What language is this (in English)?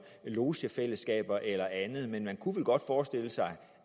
Danish